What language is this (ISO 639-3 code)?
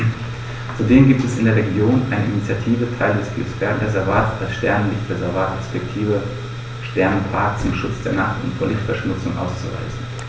deu